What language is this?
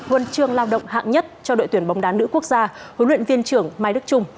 Vietnamese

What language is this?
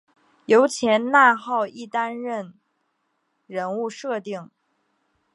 Chinese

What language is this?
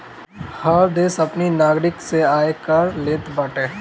Bhojpuri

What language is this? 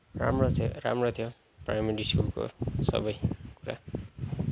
Nepali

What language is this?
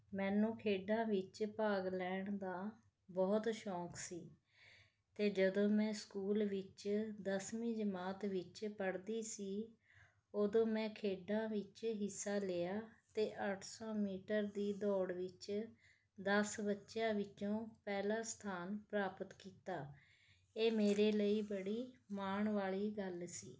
Punjabi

